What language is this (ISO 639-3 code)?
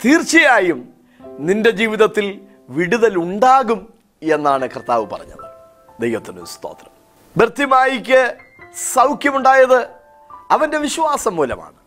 mal